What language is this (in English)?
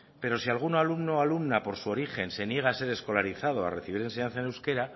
Spanish